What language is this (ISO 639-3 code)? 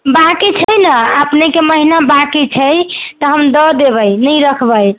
mai